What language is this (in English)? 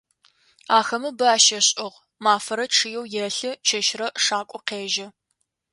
Adyghe